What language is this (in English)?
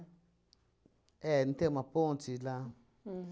Portuguese